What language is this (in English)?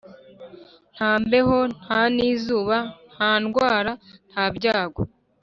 Kinyarwanda